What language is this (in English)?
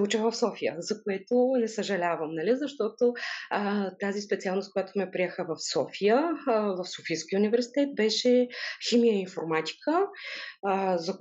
Bulgarian